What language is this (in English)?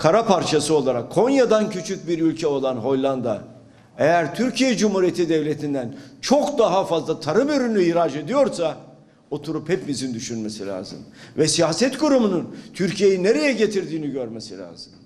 Turkish